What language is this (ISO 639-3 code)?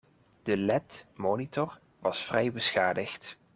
nld